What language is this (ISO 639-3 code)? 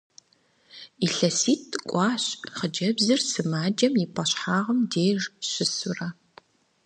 kbd